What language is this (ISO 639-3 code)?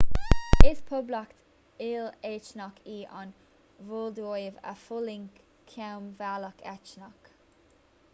gle